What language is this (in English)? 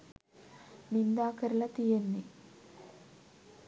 Sinhala